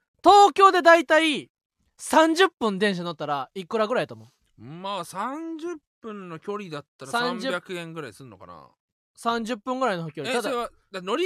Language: Japanese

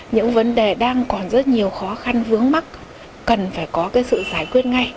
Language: Vietnamese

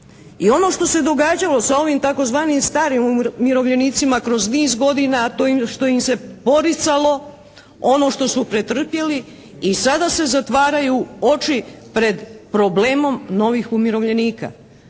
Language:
Croatian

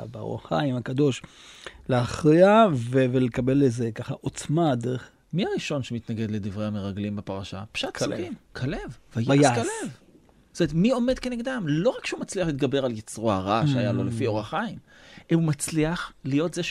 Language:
Hebrew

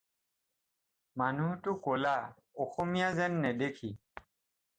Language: Assamese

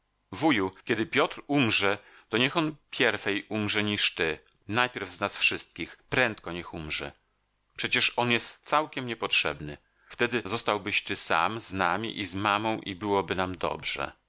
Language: Polish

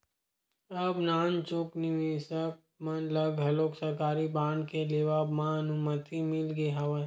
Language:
Chhattisgarhi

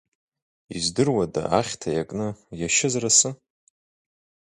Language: Abkhazian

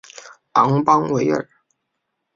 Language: Chinese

